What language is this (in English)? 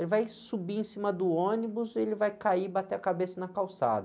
Portuguese